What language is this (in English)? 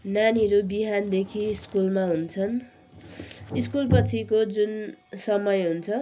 Nepali